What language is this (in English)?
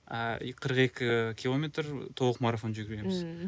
Kazakh